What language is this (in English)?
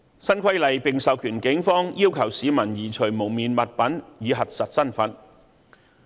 Cantonese